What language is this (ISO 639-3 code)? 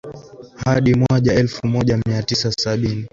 swa